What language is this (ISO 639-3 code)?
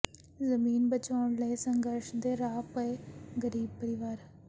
pan